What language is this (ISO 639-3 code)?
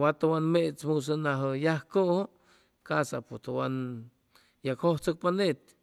zoh